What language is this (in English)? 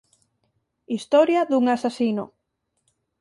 Galician